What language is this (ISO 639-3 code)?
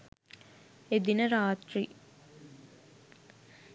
sin